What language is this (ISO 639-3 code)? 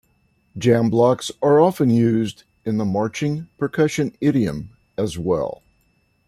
eng